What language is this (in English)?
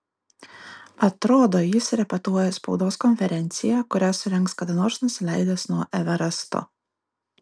Lithuanian